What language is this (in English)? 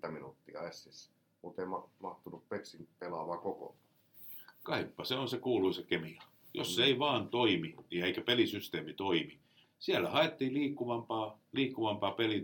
Finnish